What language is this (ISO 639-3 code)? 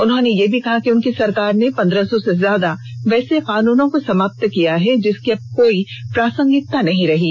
hin